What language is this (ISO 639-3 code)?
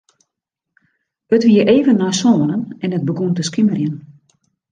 fry